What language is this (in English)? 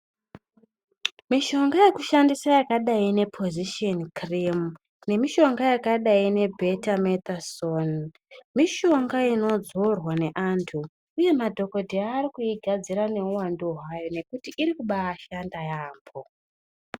Ndau